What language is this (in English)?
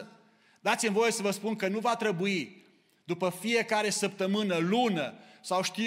Romanian